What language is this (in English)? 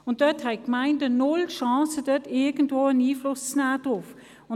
Swiss German